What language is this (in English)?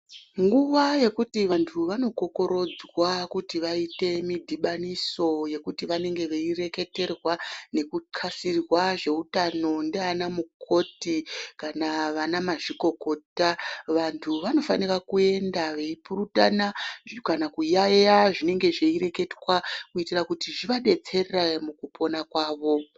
Ndau